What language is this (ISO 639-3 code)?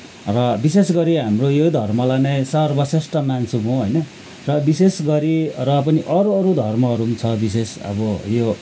nep